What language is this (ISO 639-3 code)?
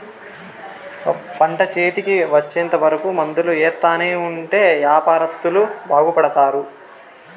tel